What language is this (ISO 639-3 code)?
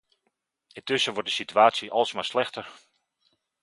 nld